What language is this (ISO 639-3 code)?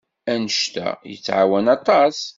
kab